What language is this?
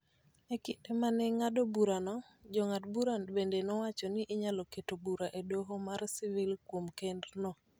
Luo (Kenya and Tanzania)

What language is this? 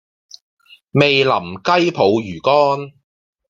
Cantonese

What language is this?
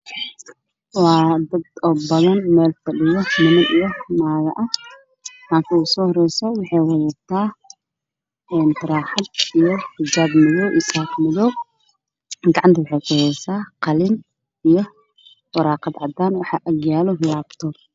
Somali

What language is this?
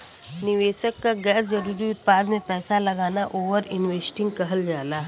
Bhojpuri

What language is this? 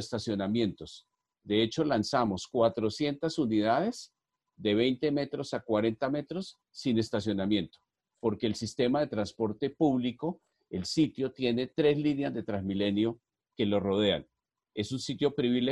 Spanish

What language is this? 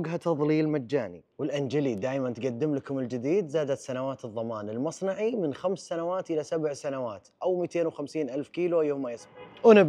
Arabic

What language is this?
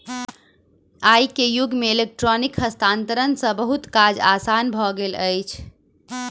Maithili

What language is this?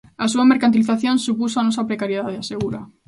Galician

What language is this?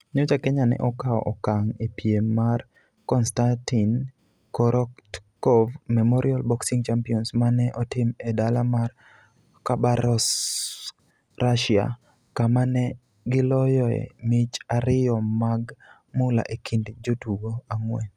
Luo (Kenya and Tanzania)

